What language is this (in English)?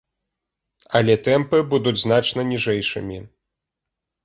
Belarusian